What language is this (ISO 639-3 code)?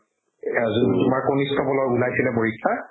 asm